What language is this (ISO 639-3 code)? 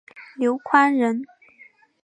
zho